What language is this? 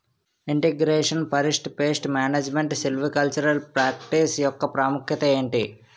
Telugu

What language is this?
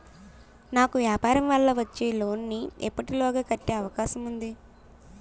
Telugu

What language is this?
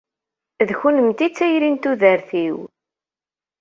Kabyle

